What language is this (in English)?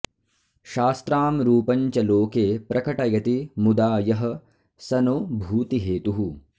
Sanskrit